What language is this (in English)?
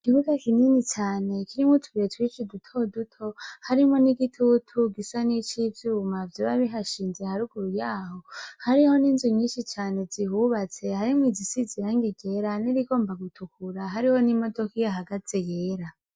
Rundi